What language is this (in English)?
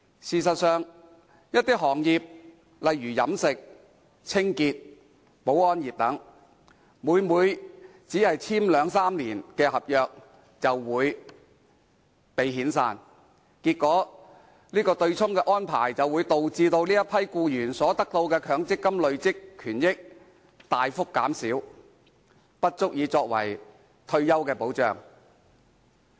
Cantonese